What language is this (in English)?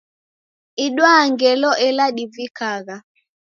Taita